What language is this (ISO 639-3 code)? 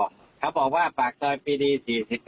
tha